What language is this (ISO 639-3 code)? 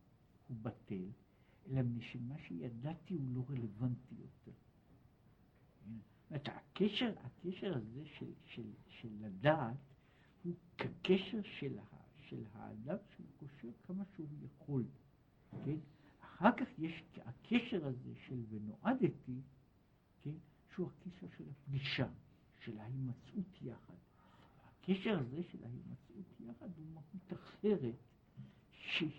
heb